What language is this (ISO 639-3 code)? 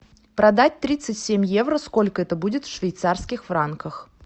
rus